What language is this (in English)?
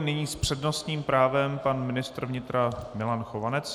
Czech